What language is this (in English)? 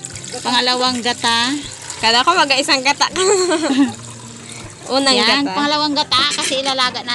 Filipino